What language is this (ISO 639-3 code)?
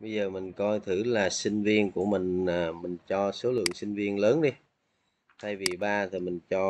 vie